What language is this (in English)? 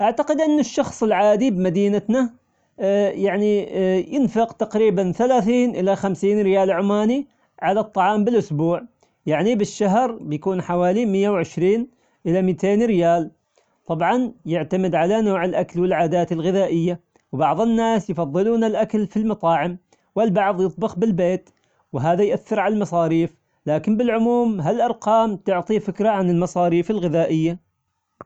Omani Arabic